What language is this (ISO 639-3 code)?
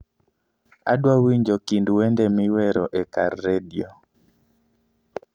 luo